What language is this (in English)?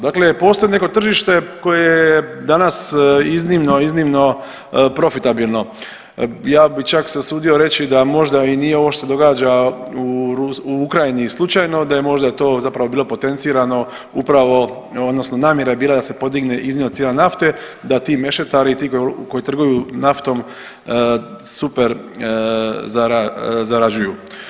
Croatian